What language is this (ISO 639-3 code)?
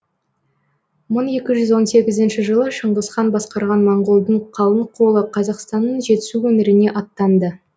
kaz